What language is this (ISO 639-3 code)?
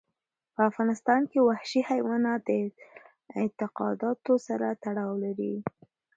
pus